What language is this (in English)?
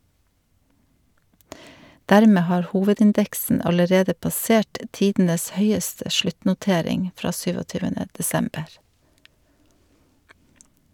Norwegian